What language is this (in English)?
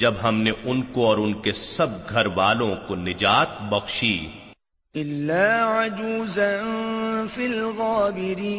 Urdu